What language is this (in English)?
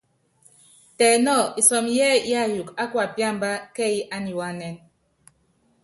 Yangben